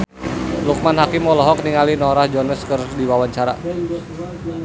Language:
Sundanese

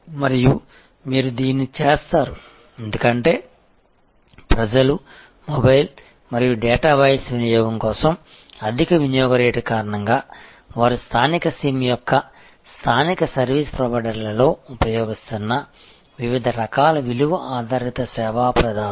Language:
Telugu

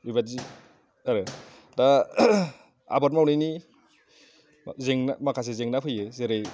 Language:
Bodo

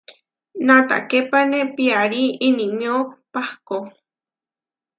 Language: Huarijio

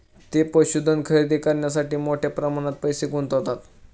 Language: Marathi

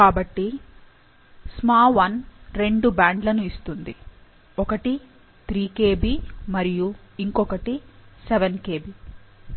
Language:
Telugu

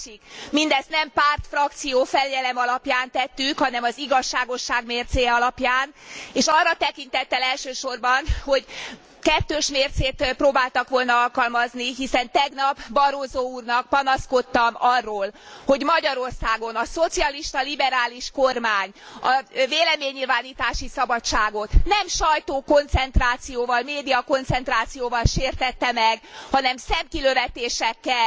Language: Hungarian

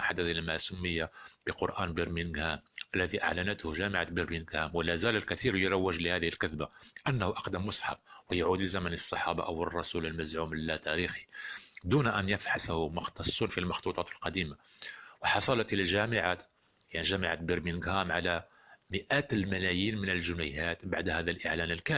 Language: Arabic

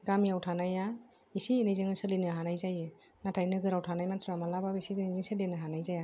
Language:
Bodo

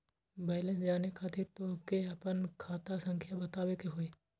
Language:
Magahi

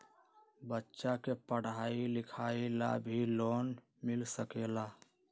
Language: Magahi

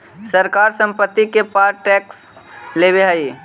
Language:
Magahi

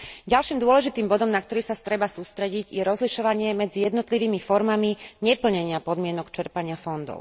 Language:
Slovak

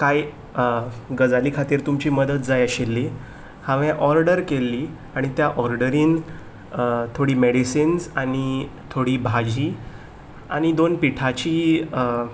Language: Konkani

